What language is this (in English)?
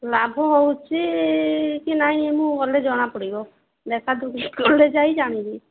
Odia